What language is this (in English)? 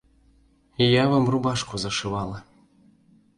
Belarusian